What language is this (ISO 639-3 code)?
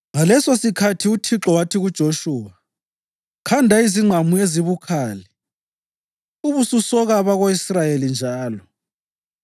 nde